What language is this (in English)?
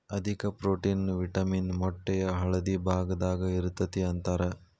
Kannada